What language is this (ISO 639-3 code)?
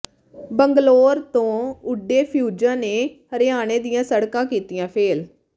pan